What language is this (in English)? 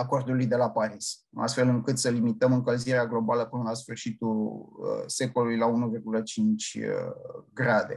Romanian